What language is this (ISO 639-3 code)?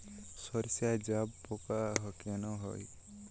ben